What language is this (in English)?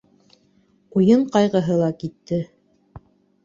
Bashkir